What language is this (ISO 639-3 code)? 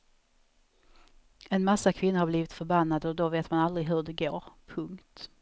swe